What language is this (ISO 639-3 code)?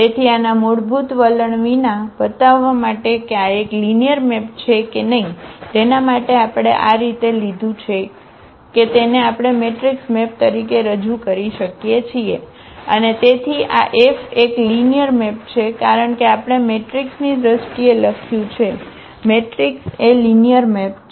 guj